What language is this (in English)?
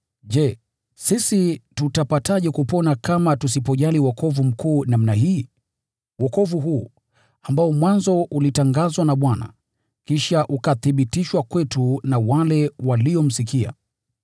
Swahili